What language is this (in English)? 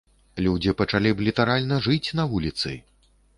Belarusian